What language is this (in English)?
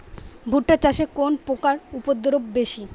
Bangla